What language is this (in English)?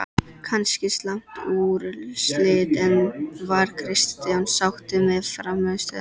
Icelandic